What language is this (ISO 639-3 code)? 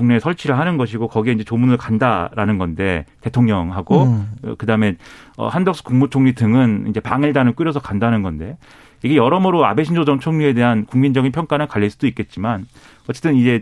kor